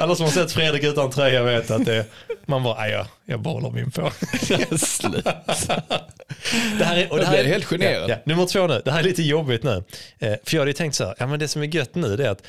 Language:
Swedish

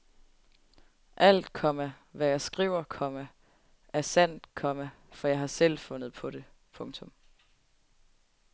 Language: Danish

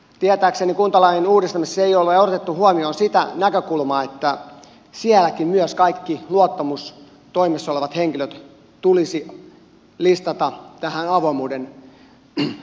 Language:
Finnish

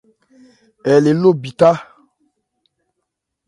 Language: Ebrié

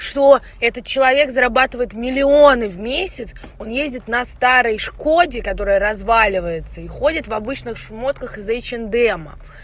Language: Russian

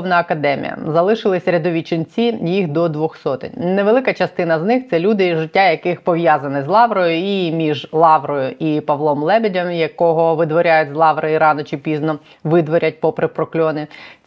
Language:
Ukrainian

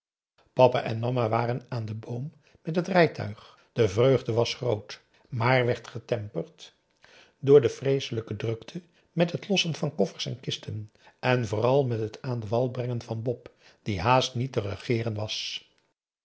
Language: Dutch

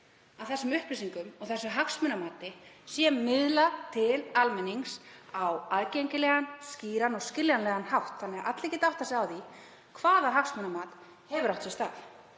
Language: Icelandic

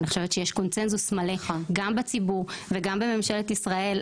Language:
Hebrew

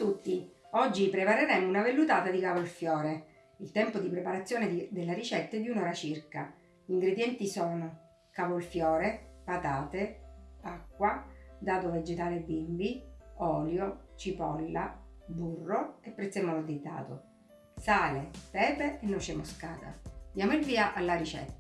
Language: Italian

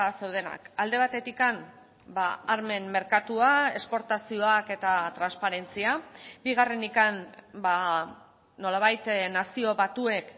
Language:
Basque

